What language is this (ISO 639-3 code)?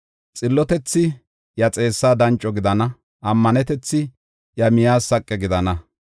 gof